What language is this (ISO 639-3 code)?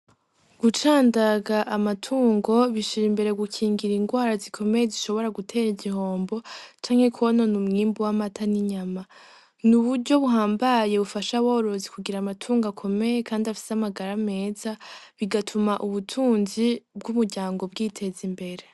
run